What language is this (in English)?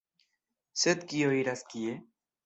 Esperanto